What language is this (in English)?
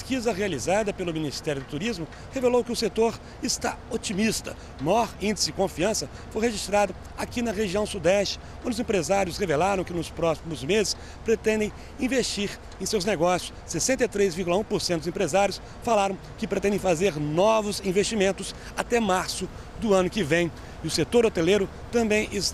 Portuguese